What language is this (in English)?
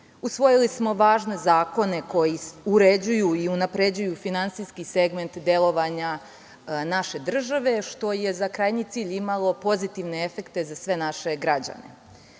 Serbian